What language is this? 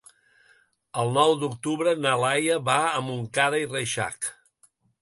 Catalan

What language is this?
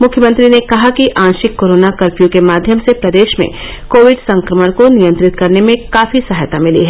Hindi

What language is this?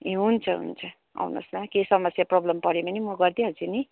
Nepali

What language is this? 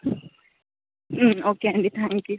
Telugu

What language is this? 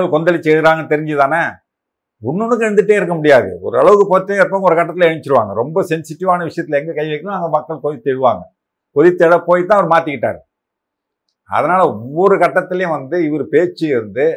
Tamil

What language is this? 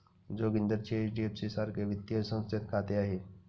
Marathi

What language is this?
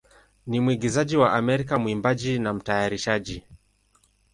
Swahili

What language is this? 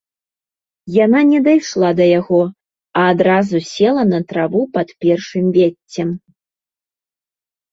Belarusian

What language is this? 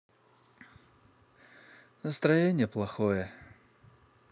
Russian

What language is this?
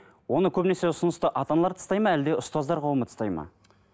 Kazakh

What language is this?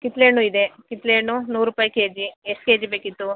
Kannada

